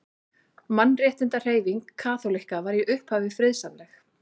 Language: Icelandic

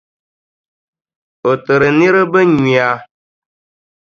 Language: Dagbani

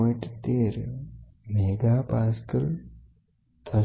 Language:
Gujarati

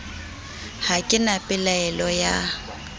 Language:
Southern Sotho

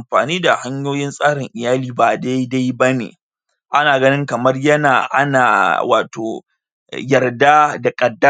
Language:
Hausa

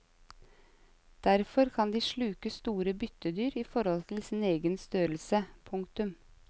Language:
Norwegian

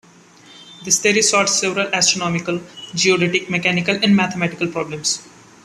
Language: English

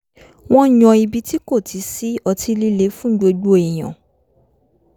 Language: Yoruba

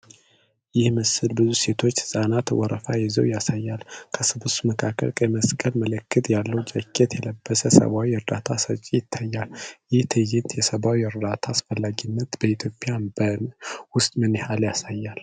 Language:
Amharic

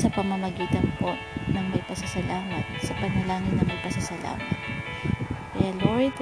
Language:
Filipino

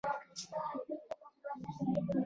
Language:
Pashto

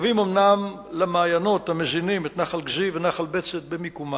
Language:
Hebrew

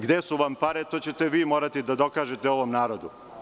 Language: Serbian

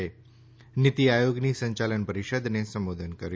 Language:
Gujarati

